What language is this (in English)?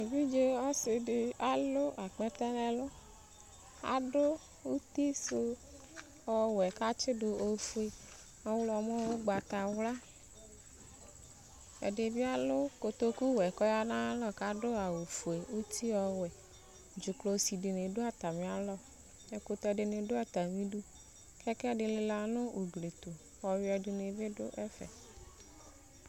Ikposo